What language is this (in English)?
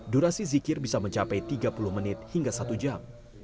Indonesian